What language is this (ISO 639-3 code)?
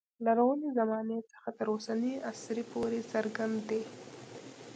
pus